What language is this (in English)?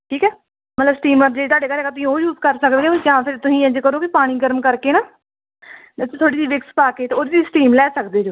Punjabi